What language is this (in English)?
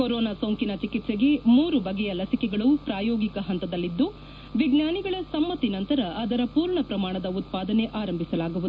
Kannada